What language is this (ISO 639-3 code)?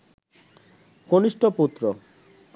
ben